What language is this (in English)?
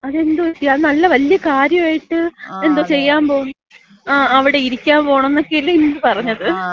Malayalam